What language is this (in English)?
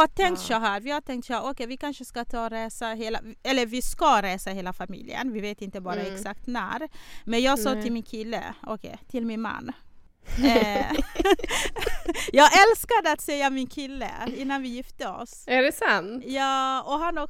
Swedish